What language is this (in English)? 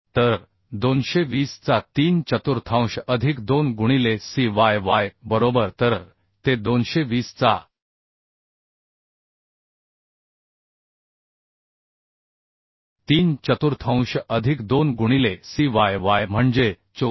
Marathi